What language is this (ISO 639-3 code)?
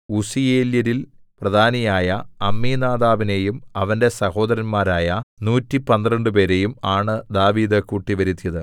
mal